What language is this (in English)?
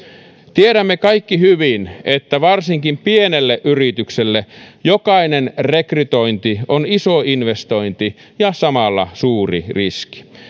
Finnish